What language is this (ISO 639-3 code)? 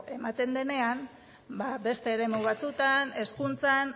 eus